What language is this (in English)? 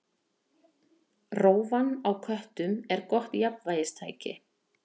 Icelandic